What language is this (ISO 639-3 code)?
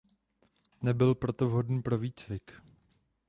ces